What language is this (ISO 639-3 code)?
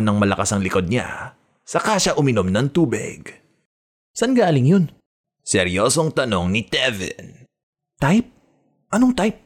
fil